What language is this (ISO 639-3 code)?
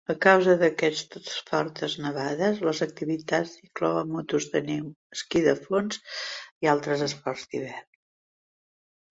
cat